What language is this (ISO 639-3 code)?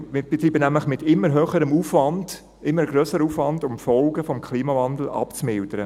gsw